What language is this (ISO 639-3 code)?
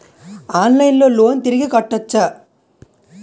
tel